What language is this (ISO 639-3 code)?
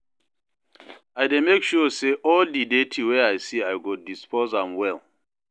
pcm